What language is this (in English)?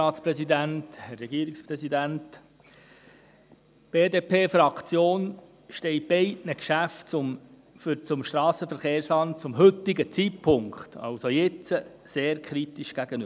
Swiss German